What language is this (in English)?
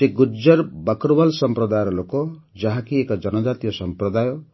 Odia